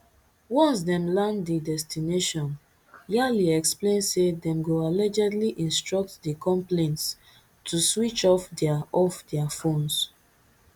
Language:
Nigerian Pidgin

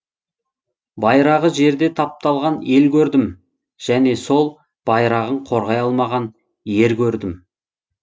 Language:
Kazakh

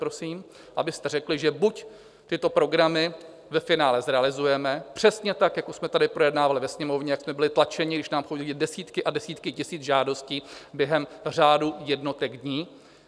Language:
Czech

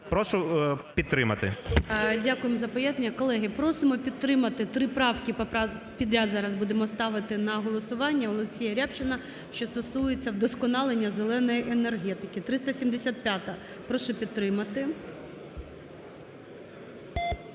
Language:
Ukrainian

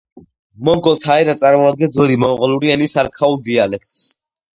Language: Georgian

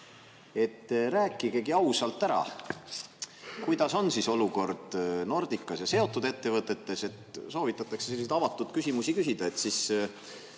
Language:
Estonian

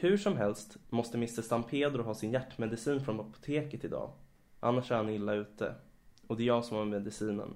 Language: Swedish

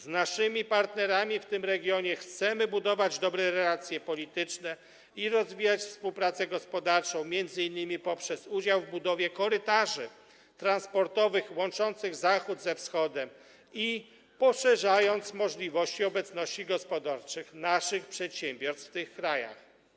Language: Polish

